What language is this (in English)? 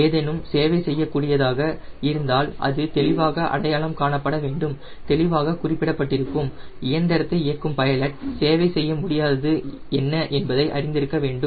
Tamil